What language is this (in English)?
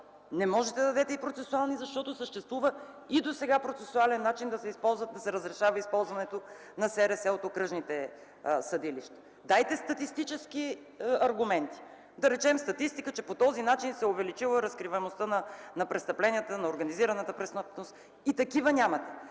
Bulgarian